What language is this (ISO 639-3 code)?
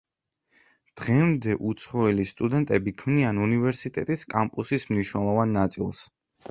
kat